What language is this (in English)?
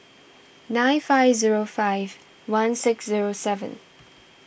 English